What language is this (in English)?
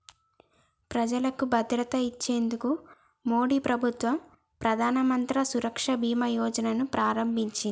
Telugu